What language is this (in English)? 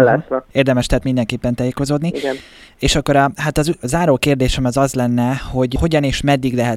Hungarian